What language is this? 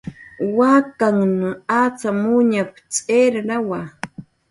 Jaqaru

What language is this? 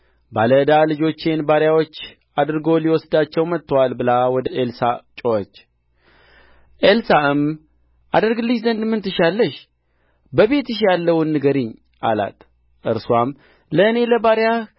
Amharic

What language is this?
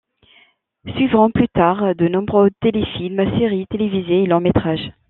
French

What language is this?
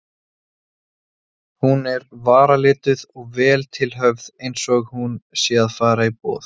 Icelandic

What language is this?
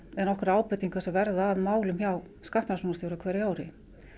Icelandic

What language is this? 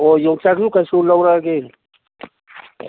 Manipuri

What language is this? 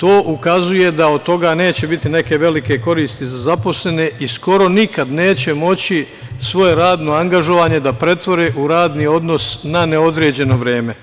Serbian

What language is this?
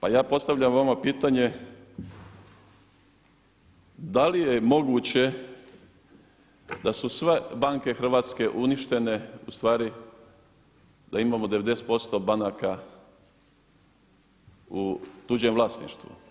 Croatian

